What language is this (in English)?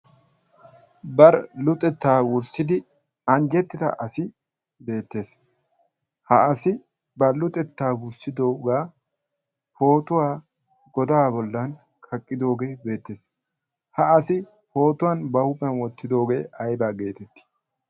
Wolaytta